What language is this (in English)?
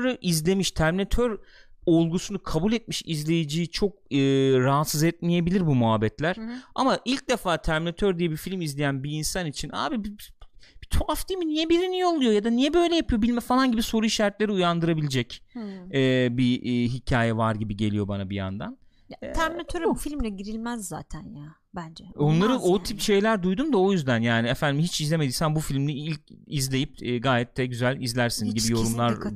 Turkish